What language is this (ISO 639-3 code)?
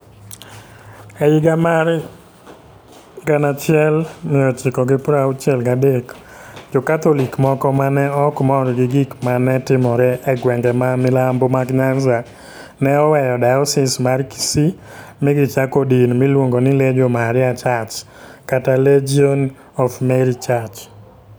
luo